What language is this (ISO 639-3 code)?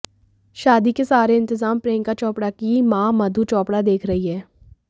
hin